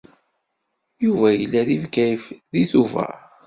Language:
Kabyle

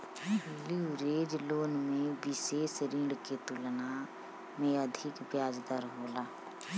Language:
Bhojpuri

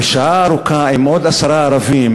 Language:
Hebrew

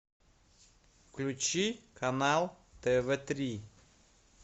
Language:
Russian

